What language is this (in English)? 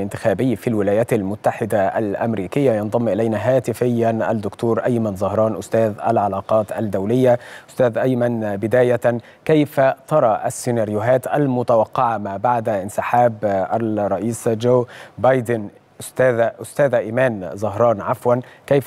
Arabic